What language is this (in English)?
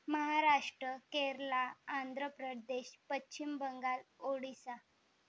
Marathi